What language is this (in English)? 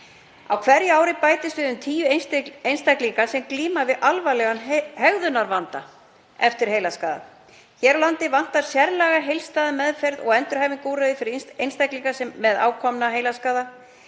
Icelandic